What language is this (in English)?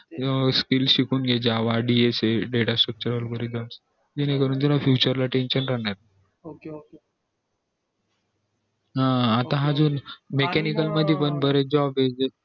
Marathi